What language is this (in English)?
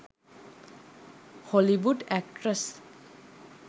Sinhala